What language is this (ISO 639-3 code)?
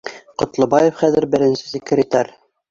bak